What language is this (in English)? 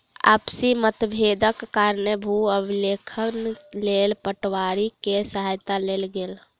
Maithili